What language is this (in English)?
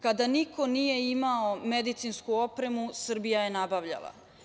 Serbian